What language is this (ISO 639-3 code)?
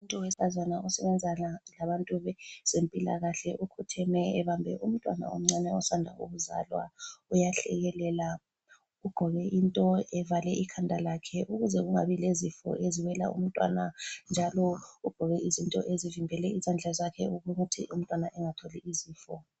nde